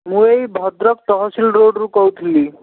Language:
Odia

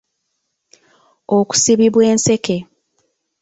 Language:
Ganda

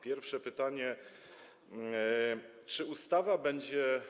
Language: Polish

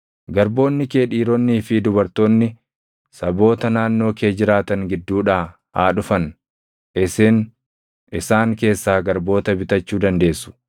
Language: Oromo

